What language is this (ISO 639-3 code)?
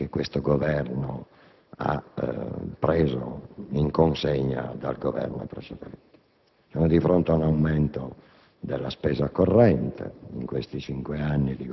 ita